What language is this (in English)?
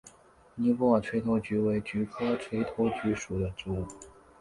Chinese